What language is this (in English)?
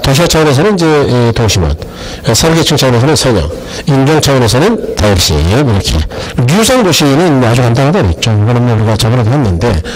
Korean